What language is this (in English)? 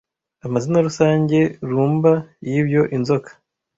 Kinyarwanda